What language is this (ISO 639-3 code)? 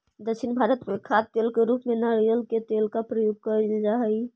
mag